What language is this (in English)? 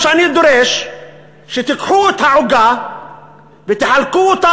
Hebrew